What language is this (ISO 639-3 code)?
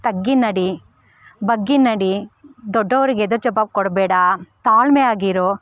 kan